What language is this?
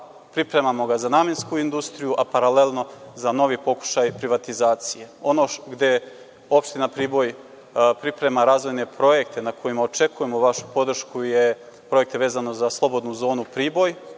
Serbian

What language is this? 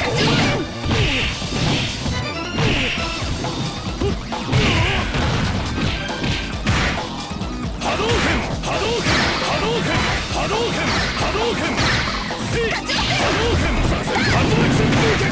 English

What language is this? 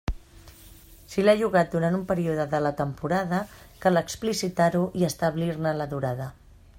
Catalan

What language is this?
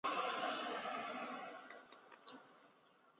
Chinese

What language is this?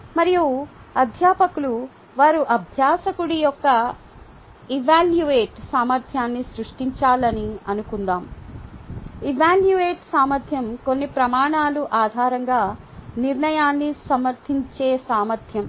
Telugu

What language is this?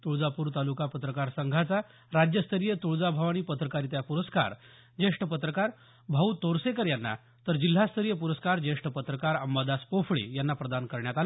Marathi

